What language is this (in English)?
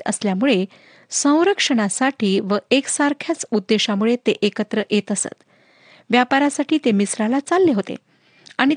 Marathi